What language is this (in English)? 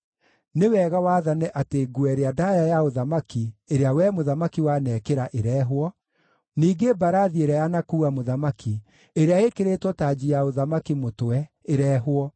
Kikuyu